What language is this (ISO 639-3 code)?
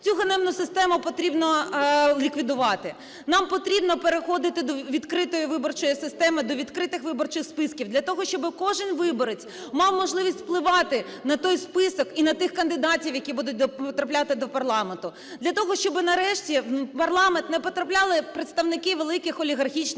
ukr